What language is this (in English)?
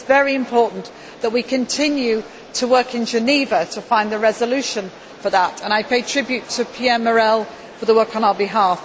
English